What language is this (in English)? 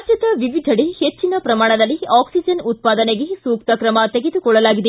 Kannada